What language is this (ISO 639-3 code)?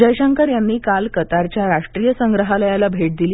mar